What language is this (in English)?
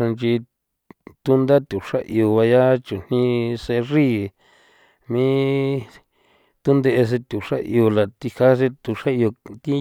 San Felipe Otlaltepec Popoloca